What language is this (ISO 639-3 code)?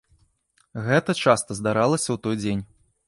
bel